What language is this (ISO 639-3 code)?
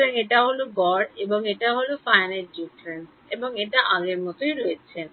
ben